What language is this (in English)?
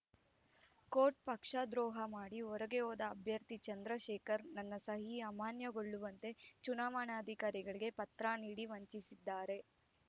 Kannada